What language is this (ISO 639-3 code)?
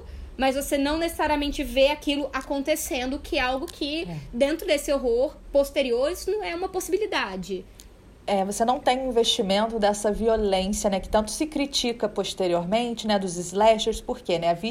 por